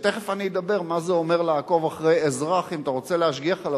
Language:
Hebrew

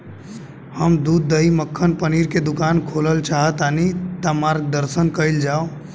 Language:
Bhojpuri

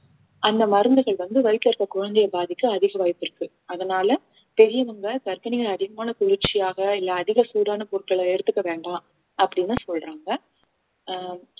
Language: Tamil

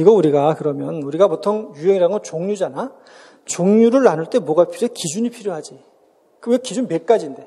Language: Korean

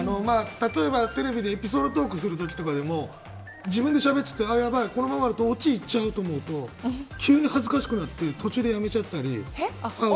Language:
Japanese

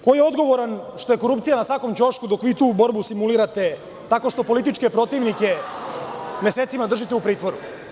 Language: Serbian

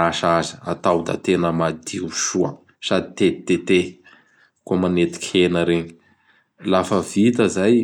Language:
Bara Malagasy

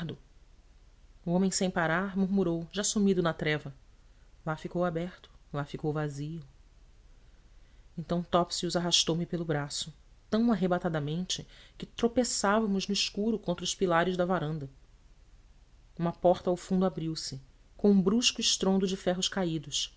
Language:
Portuguese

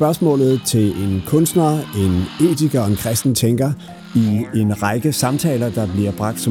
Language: Danish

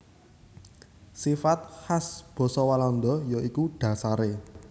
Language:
Javanese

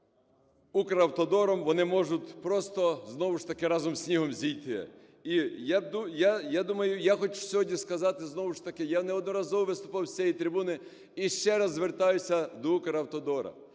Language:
Ukrainian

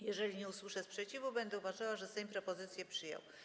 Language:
Polish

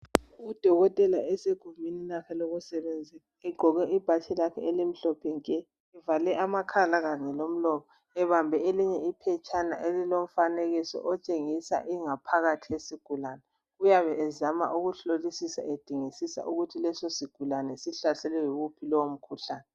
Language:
North Ndebele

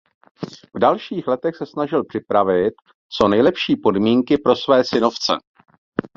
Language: Czech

